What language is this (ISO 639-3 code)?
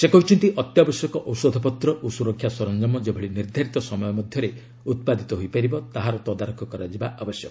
ori